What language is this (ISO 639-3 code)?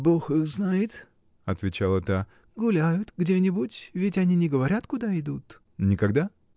rus